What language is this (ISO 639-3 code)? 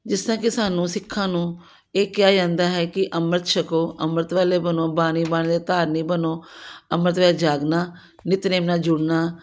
pan